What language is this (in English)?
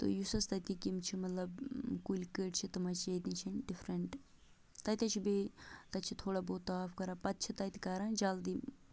Kashmiri